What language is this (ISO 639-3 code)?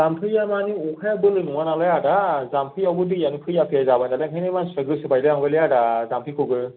brx